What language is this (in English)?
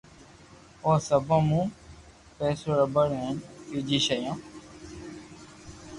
Loarki